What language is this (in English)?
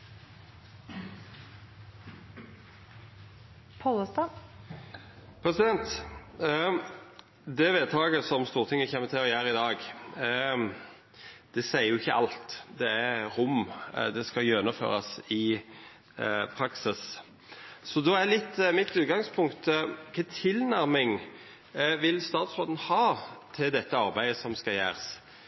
Norwegian